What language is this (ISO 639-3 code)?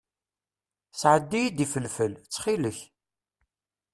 kab